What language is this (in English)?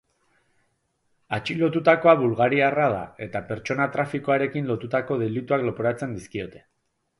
Basque